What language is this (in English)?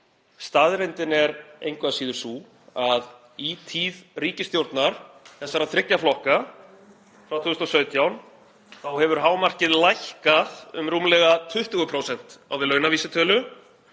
Icelandic